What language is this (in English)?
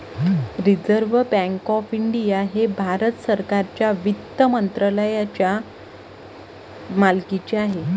Marathi